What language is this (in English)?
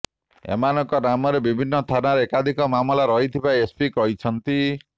Odia